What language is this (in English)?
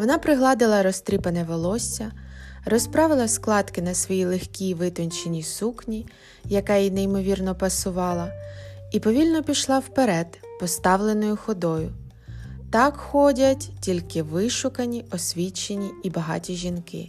Ukrainian